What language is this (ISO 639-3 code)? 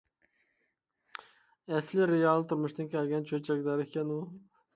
uig